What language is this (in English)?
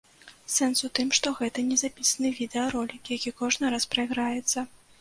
Belarusian